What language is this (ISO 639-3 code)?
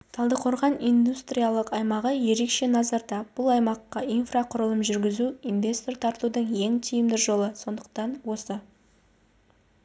kaz